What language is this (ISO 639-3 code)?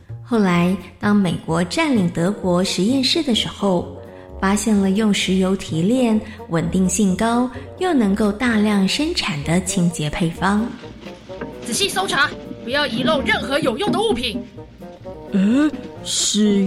zho